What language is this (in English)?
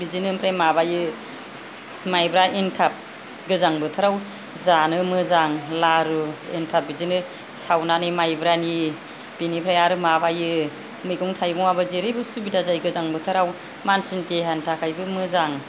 Bodo